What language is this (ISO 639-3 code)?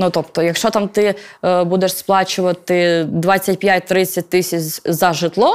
ukr